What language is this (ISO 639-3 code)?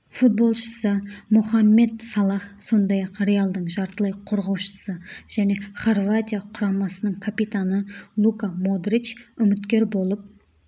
kaz